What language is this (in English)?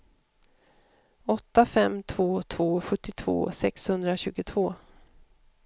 Swedish